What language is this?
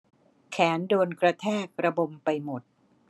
Thai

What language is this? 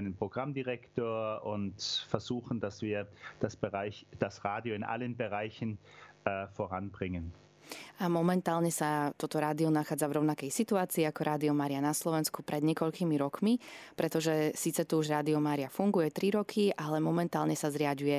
Slovak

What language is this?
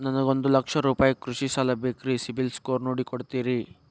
Kannada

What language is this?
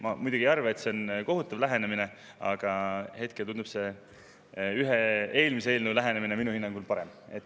Estonian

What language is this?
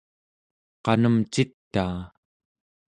Central Yupik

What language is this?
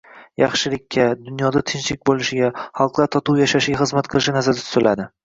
Uzbek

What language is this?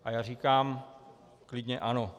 Czech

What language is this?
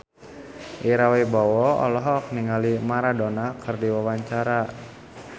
Sundanese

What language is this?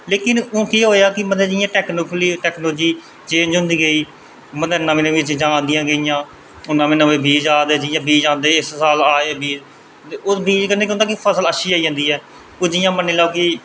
Dogri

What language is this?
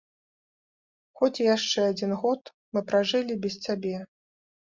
Belarusian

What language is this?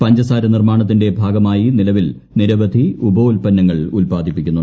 Malayalam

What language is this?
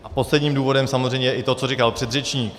Czech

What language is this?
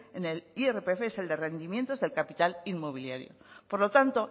Spanish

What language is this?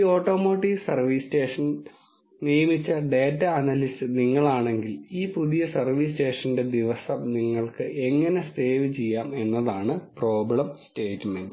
Malayalam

